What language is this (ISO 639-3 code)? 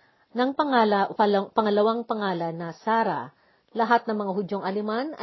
fil